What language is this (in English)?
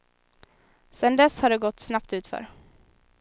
Swedish